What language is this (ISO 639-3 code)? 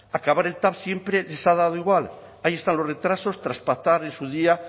spa